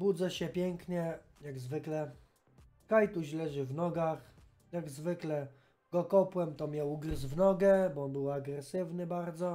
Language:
Polish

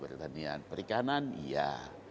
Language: Indonesian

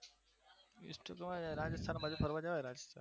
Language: Gujarati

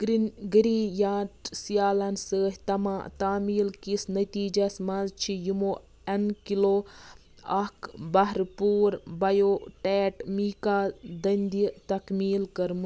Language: Kashmiri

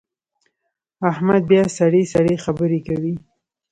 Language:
Pashto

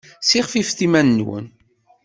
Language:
Kabyle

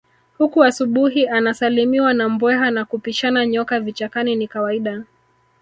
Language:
Swahili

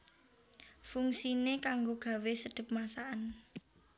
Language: Javanese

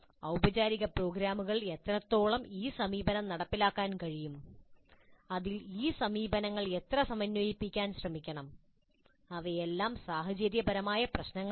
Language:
Malayalam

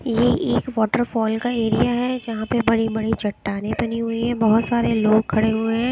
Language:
Hindi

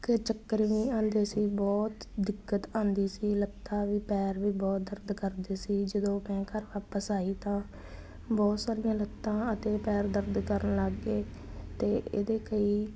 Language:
Punjabi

